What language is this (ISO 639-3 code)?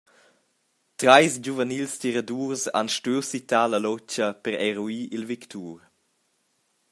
roh